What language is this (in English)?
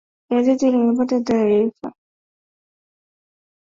Swahili